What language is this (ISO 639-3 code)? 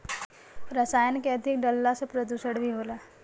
bho